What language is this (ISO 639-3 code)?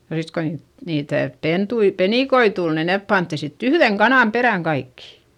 fin